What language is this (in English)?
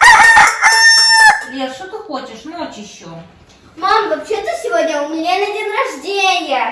Russian